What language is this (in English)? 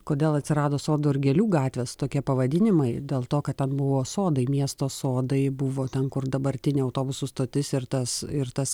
Lithuanian